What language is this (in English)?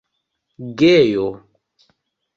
Esperanto